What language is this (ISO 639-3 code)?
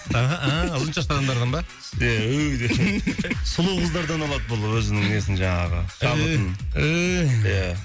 kaz